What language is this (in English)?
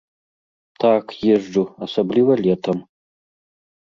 Belarusian